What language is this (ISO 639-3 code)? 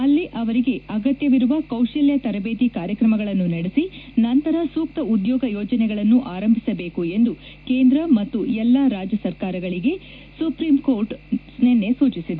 kan